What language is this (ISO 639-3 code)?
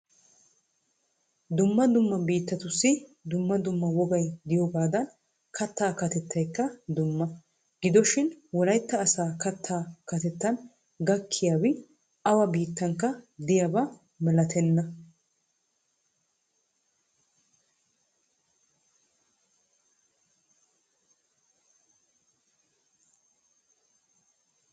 wal